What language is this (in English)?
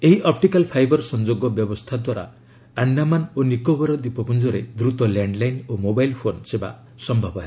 Odia